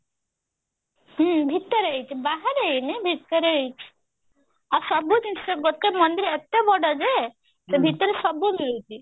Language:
Odia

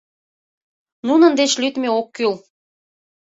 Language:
Mari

